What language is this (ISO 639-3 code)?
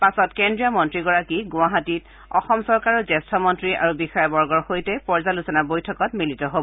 asm